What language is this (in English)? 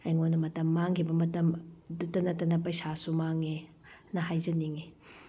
Manipuri